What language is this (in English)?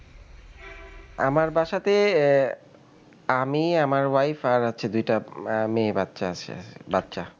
Bangla